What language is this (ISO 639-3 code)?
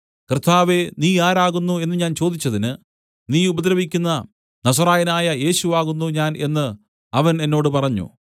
mal